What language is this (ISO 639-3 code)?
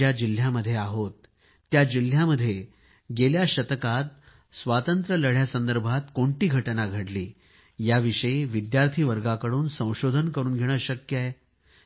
mar